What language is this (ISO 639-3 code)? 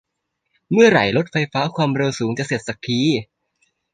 tha